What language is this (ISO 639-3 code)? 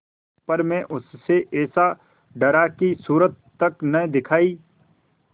hin